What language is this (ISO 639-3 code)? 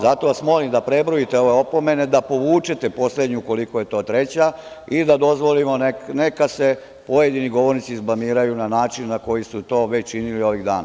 srp